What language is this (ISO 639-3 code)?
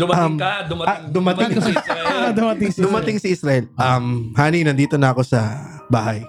fil